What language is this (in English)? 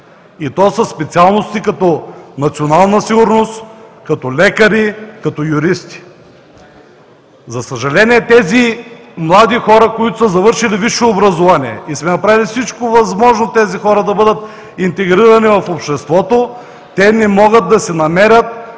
Bulgarian